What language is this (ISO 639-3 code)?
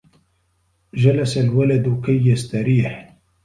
ara